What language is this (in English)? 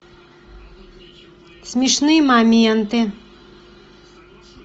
Russian